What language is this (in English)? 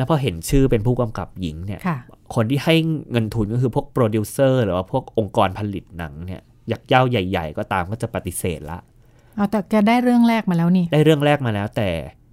Thai